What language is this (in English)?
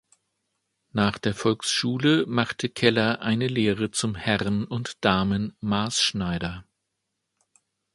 German